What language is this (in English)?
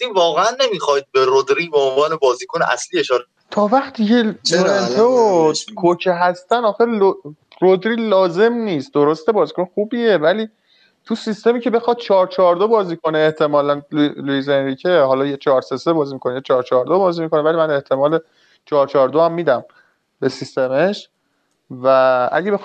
Persian